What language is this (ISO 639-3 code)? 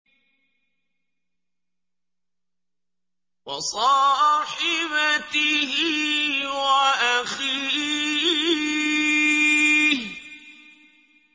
ara